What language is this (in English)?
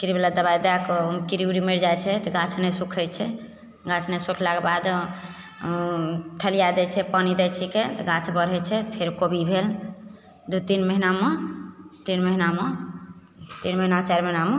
Maithili